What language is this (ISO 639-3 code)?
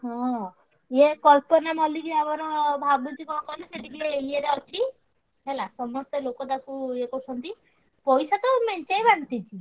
ori